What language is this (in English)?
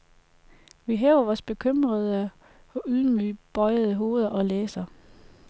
Danish